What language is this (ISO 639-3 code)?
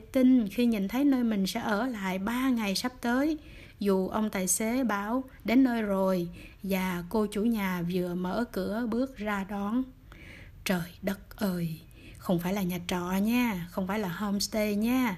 vie